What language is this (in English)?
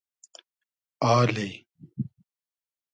Hazaragi